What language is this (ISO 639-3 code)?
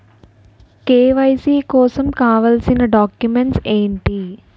tel